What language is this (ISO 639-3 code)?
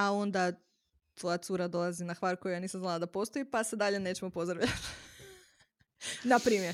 hrv